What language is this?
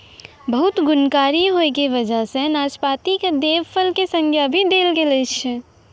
Maithili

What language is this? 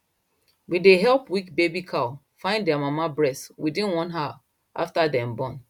Nigerian Pidgin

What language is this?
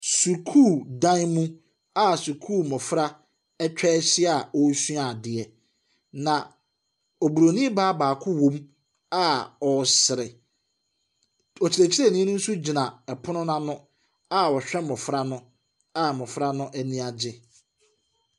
Akan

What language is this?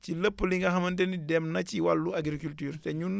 Wolof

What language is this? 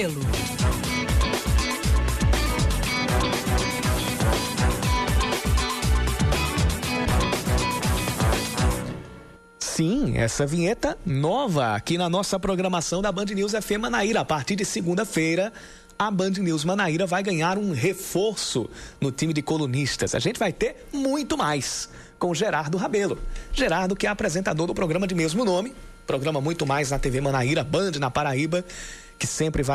Portuguese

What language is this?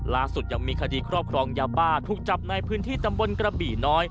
Thai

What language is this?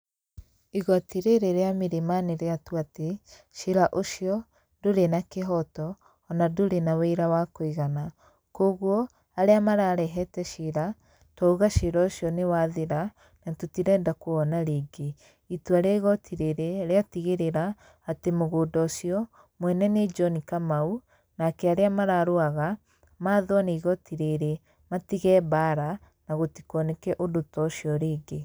Kikuyu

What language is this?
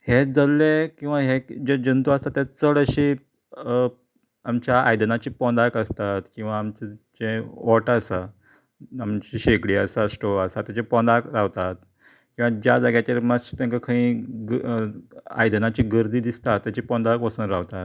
Konkani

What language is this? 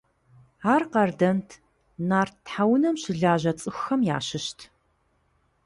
Kabardian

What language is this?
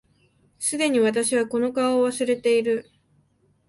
Japanese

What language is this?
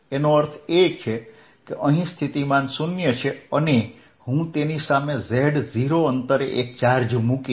Gujarati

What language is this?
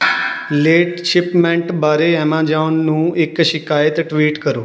Punjabi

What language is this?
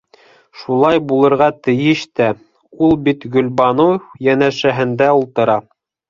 Bashkir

